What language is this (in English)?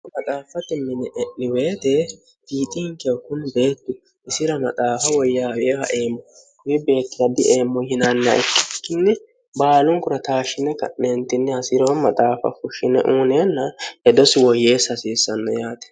Sidamo